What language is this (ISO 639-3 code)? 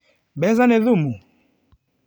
kik